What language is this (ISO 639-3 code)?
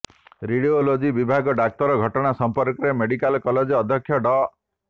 ori